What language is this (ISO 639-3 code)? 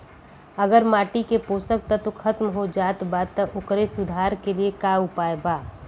bho